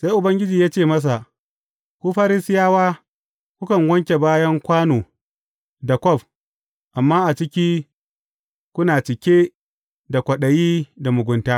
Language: Hausa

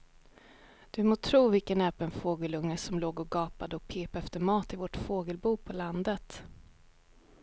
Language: Swedish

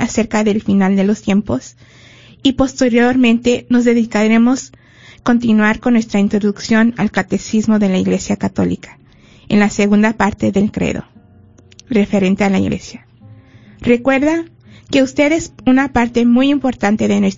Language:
Spanish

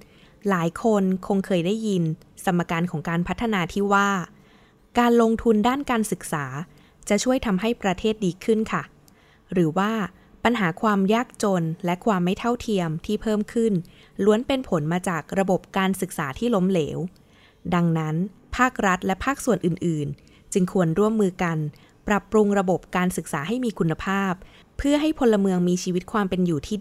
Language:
Thai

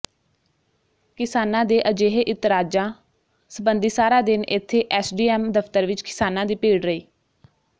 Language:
Punjabi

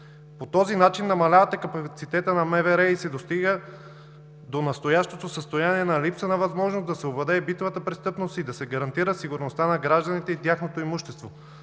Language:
Bulgarian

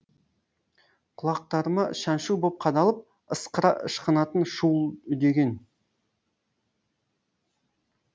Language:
Kazakh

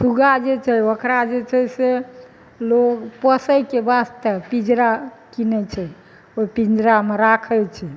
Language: Maithili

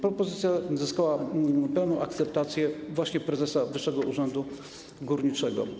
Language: Polish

